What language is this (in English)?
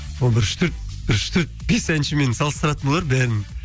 Kazakh